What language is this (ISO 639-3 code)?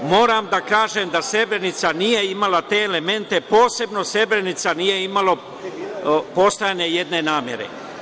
srp